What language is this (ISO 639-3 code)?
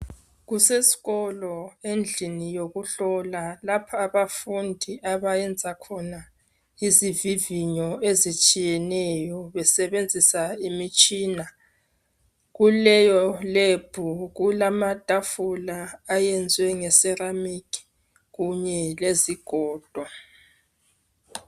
nde